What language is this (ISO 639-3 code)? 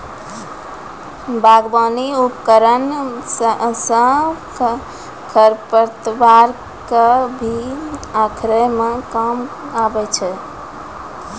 mai